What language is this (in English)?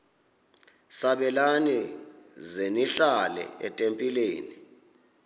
Xhosa